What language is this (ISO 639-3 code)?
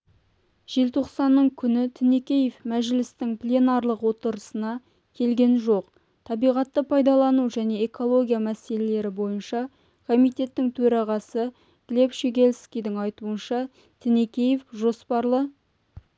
kaz